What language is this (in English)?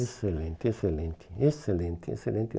Portuguese